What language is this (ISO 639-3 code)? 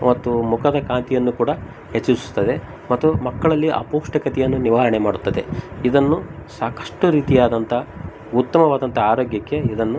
kan